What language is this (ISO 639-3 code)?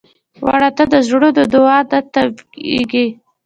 pus